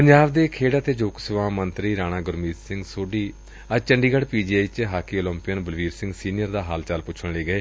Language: Punjabi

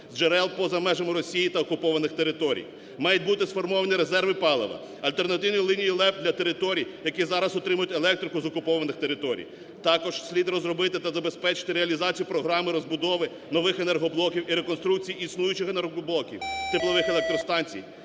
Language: Ukrainian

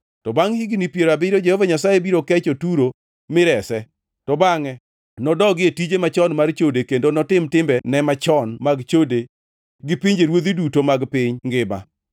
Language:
Luo (Kenya and Tanzania)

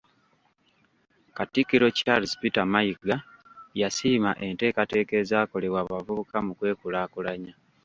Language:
Ganda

